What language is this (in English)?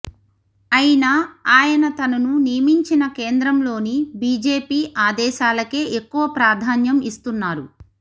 Telugu